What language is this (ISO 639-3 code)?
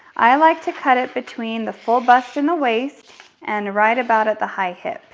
eng